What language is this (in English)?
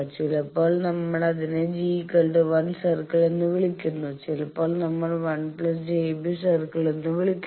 Malayalam